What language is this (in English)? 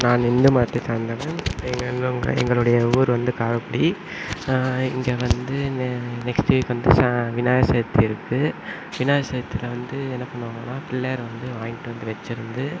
Tamil